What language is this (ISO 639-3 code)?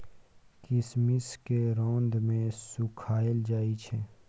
mai